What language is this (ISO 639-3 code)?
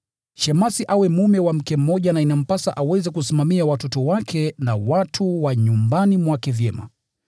swa